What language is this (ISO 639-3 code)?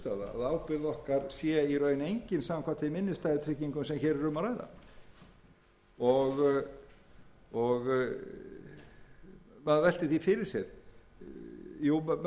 isl